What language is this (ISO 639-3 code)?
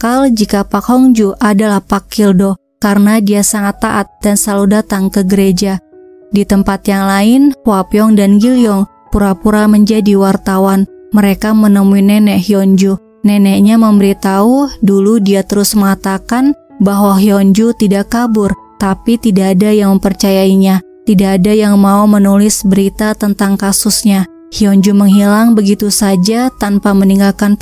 ind